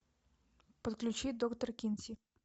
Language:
Russian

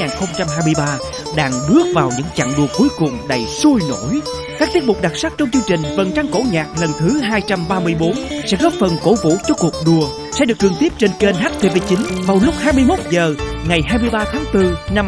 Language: Vietnamese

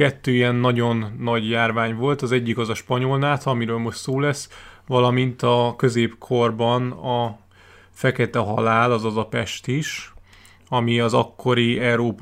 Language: Hungarian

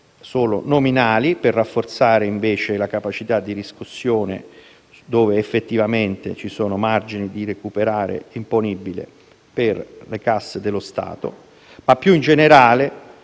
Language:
Italian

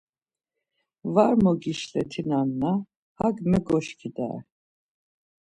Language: Laz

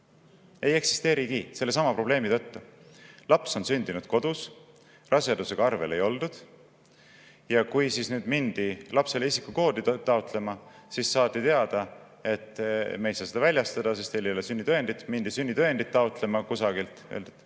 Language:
Estonian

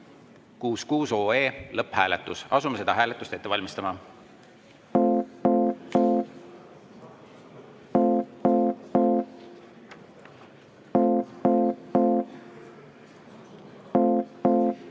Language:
Estonian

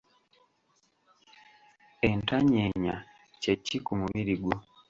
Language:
Ganda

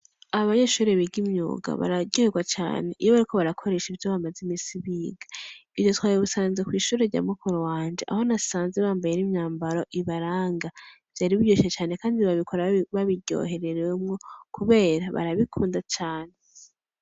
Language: Rundi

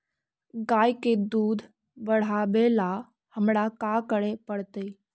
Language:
Magahi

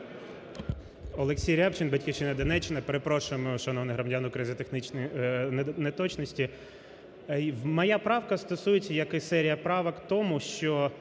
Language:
Ukrainian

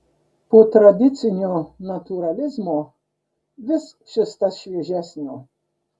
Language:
Lithuanian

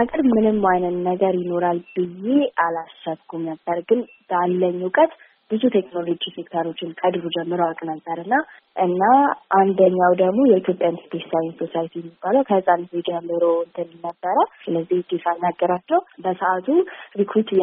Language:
Amharic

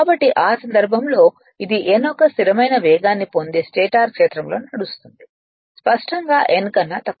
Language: Telugu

